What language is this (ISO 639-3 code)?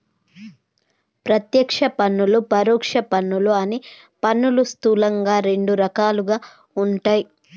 tel